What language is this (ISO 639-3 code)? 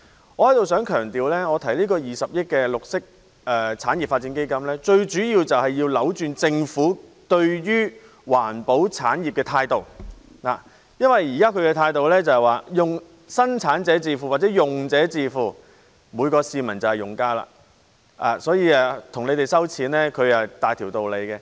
yue